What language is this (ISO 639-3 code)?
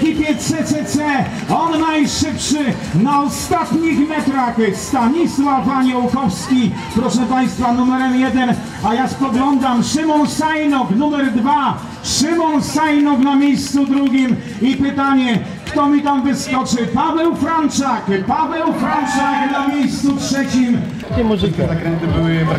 pol